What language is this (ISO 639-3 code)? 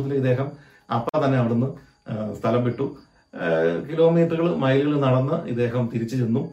mal